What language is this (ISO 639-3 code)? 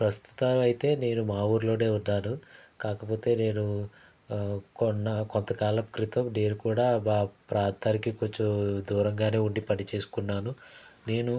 tel